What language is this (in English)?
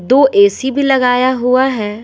Hindi